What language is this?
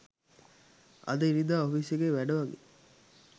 Sinhala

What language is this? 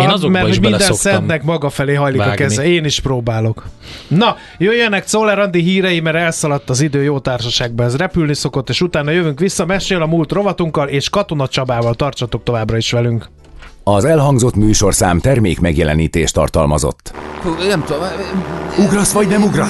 Hungarian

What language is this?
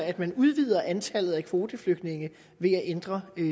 Danish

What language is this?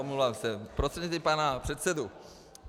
Czech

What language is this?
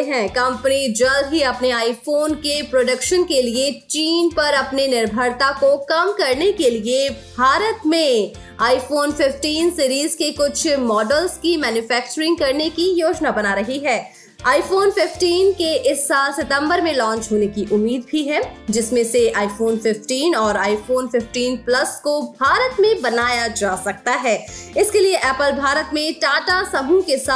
Hindi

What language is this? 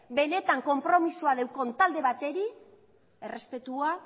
Basque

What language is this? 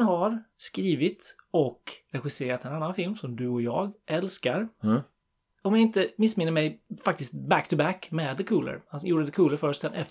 Swedish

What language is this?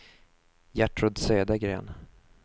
Swedish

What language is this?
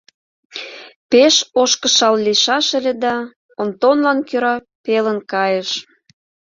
Mari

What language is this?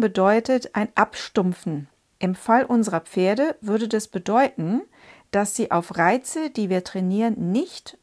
German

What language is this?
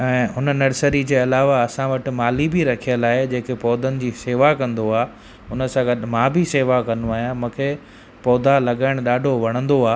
Sindhi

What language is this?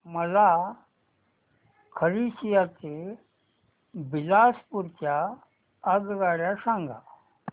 Marathi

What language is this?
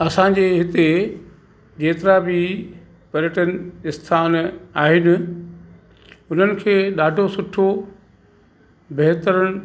Sindhi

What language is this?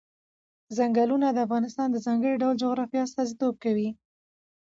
Pashto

